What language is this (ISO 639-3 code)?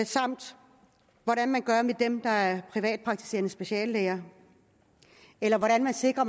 dan